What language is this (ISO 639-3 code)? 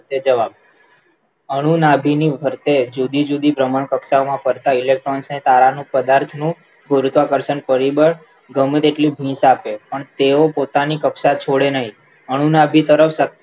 guj